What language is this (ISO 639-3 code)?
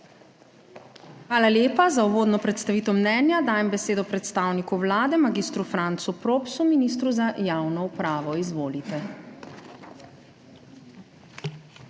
slv